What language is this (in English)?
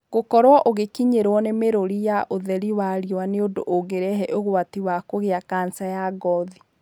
Kikuyu